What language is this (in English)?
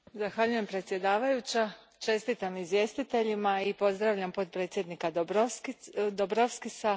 Croatian